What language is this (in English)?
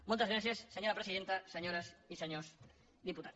Catalan